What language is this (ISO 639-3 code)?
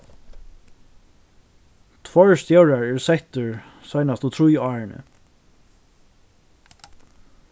fao